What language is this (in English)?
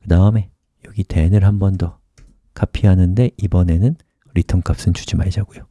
Korean